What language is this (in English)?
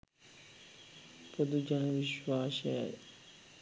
Sinhala